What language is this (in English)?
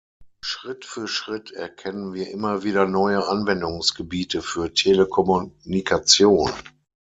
German